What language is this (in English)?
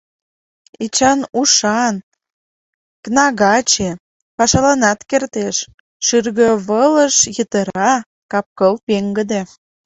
Mari